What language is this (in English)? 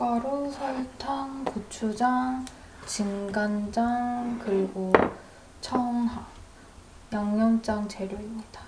Korean